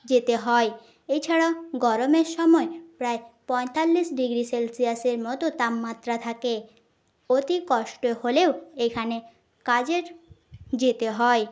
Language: Bangla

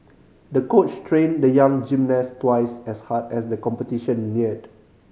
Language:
English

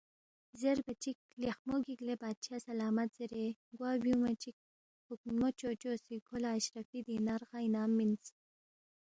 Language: Balti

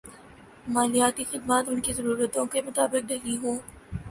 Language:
Urdu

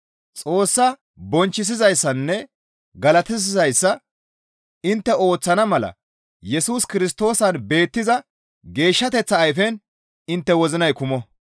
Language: Gamo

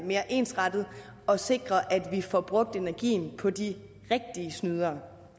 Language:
Danish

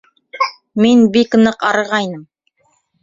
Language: Bashkir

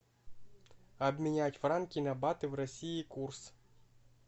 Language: Russian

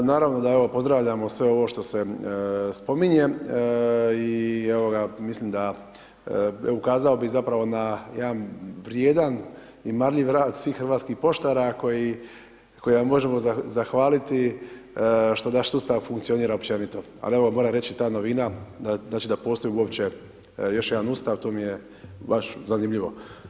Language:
Croatian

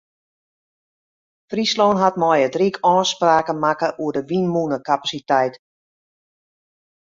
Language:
Western Frisian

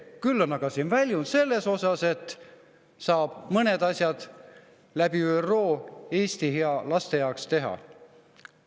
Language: Estonian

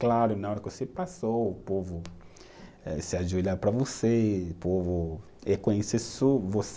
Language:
Portuguese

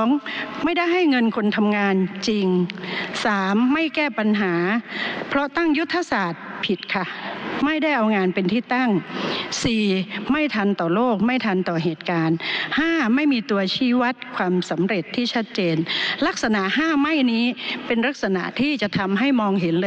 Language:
Thai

